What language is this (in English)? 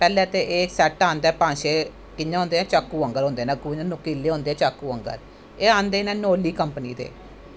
Dogri